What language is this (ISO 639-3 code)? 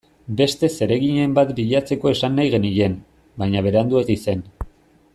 eus